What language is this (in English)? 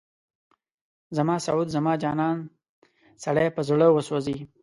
Pashto